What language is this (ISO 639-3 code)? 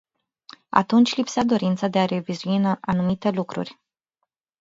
ron